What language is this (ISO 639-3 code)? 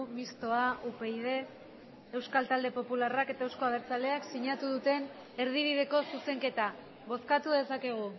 eus